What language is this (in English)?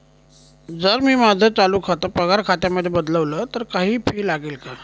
Marathi